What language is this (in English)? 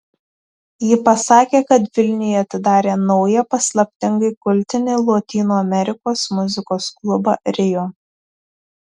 Lithuanian